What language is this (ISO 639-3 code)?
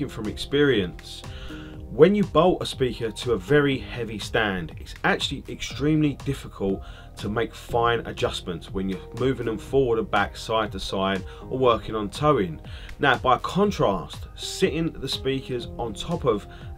eng